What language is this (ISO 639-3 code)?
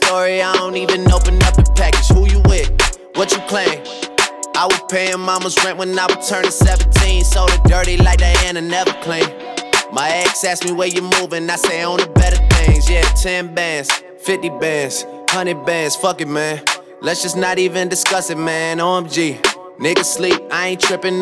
dan